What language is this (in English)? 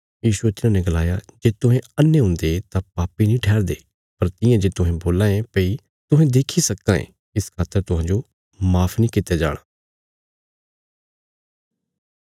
Bilaspuri